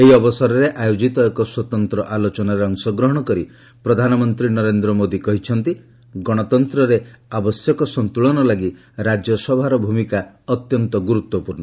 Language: Odia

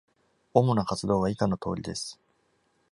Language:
Japanese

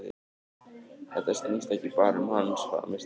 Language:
Icelandic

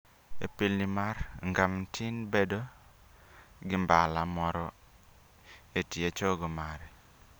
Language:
Luo (Kenya and Tanzania)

